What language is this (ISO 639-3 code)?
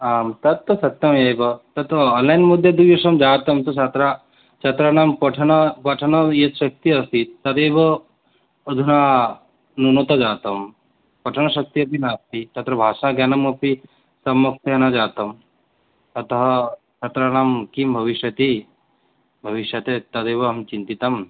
san